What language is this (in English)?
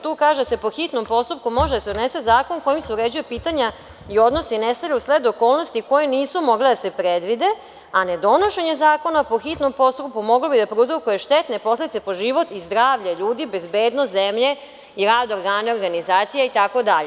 Serbian